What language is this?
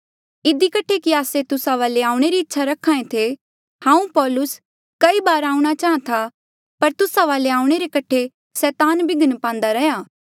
Mandeali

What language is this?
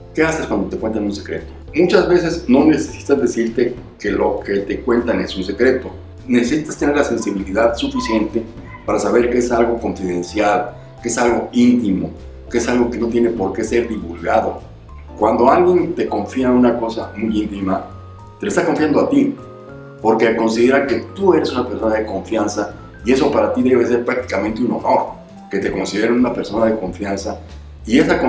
Spanish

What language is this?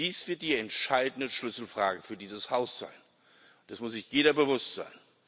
German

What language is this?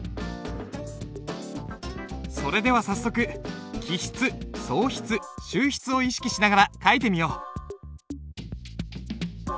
Japanese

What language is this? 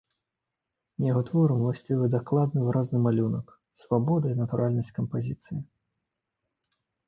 Belarusian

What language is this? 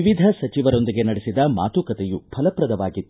Kannada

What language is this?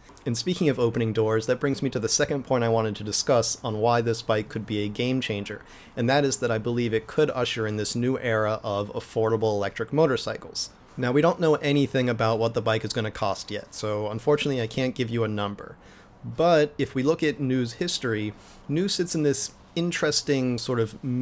English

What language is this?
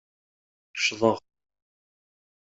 Kabyle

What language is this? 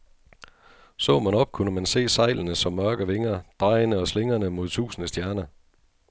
Danish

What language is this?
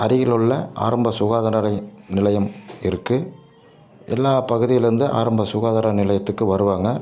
Tamil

